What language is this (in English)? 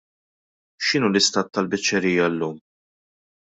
Maltese